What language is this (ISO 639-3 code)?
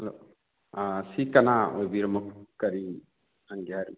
mni